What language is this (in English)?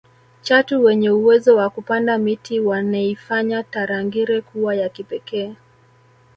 Swahili